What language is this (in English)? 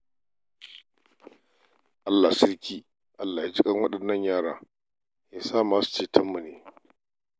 Hausa